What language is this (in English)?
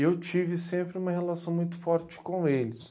Portuguese